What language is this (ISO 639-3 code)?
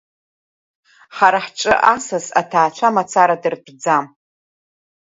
abk